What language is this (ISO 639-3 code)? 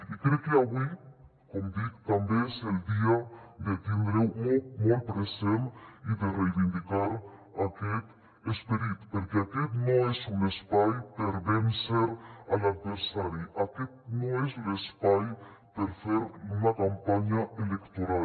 cat